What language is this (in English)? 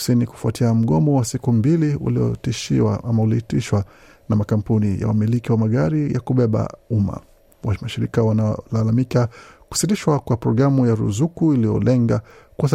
Swahili